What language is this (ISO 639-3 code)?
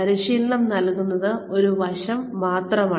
mal